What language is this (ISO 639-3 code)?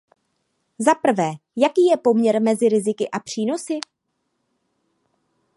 ces